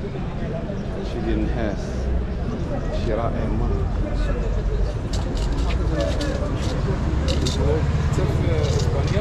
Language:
Arabic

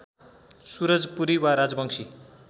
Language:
Nepali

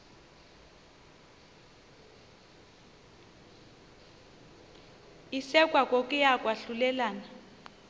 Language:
Xhosa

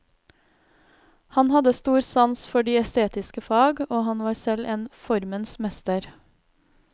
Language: Norwegian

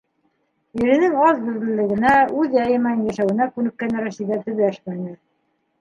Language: Bashkir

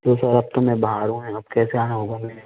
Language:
Hindi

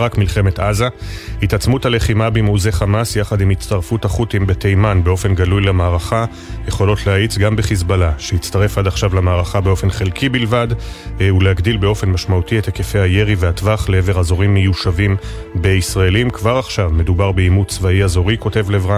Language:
Hebrew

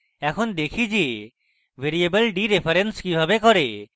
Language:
Bangla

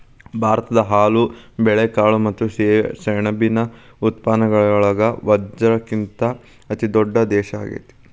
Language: Kannada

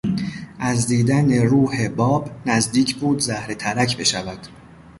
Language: Persian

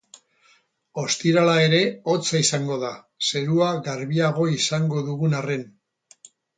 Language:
Basque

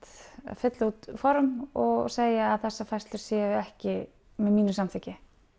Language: Icelandic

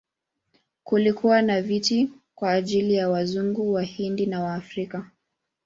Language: Swahili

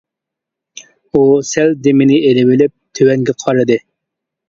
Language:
Uyghur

